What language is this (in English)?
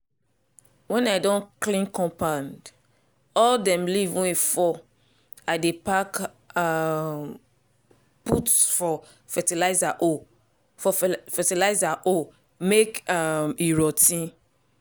Nigerian Pidgin